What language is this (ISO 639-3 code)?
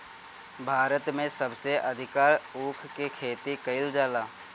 bho